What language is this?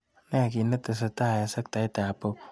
Kalenjin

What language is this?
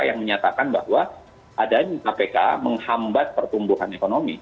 Indonesian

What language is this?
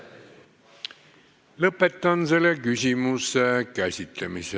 Estonian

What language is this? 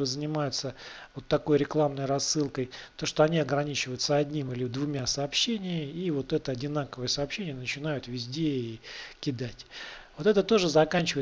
Russian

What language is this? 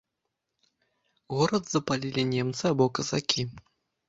Belarusian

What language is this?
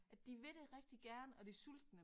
Danish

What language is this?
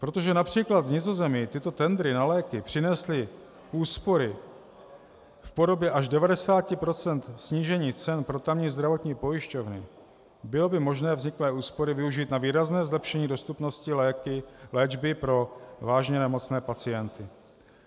Czech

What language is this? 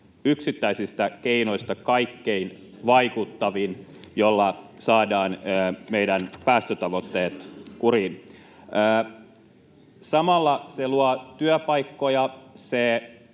Finnish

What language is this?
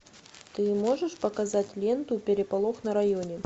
Russian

